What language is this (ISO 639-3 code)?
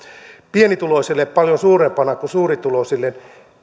fin